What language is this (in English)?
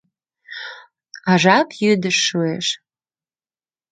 Mari